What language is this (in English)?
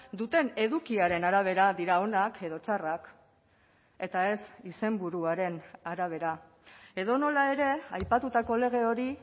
Basque